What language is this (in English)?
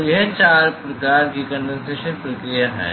Hindi